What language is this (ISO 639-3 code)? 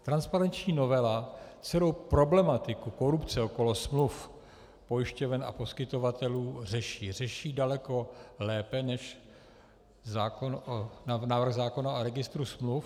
ces